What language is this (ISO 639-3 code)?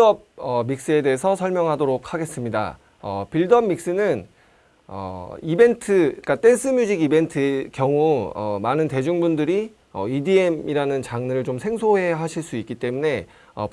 kor